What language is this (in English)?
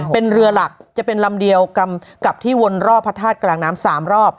Thai